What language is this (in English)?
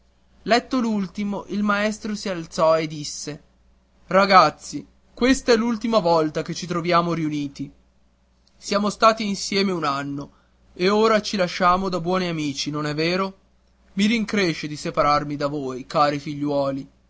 Italian